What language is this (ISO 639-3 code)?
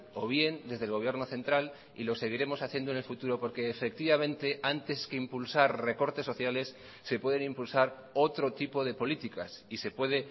spa